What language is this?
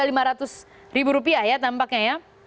Indonesian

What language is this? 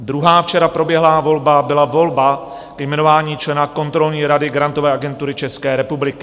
Czech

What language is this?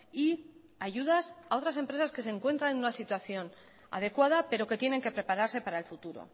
Spanish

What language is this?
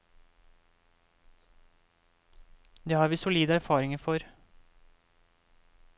Norwegian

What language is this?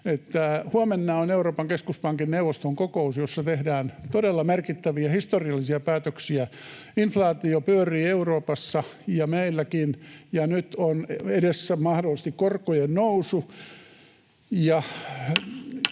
Finnish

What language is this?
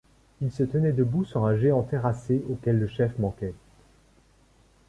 French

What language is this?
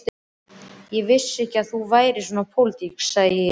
Icelandic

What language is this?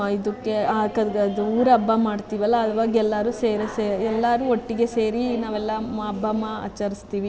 Kannada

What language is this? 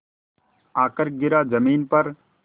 Hindi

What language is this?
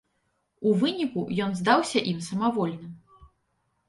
Belarusian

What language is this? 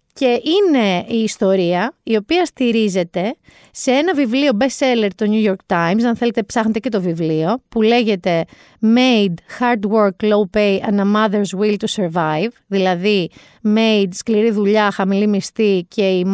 Greek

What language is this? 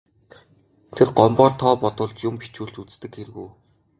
Mongolian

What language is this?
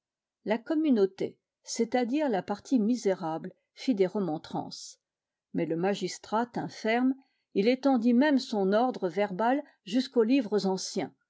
French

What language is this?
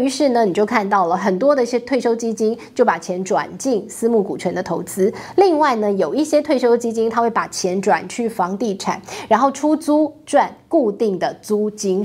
Chinese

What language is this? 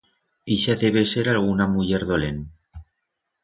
Aragonese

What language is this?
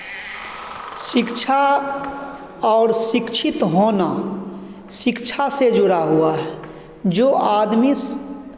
Hindi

